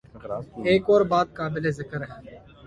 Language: Urdu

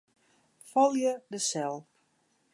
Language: Western Frisian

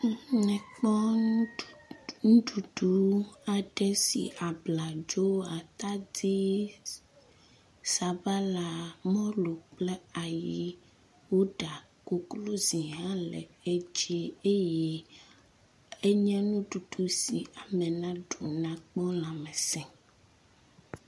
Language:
Ewe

